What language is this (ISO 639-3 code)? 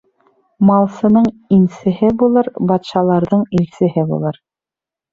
bak